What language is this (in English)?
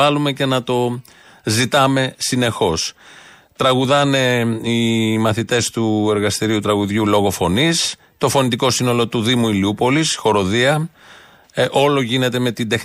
Greek